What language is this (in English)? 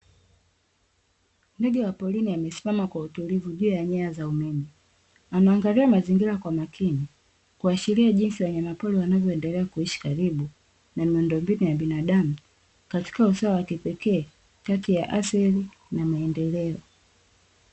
Swahili